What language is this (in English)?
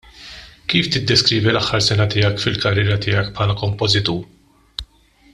Maltese